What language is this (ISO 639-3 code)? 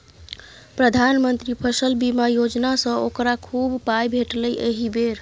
mai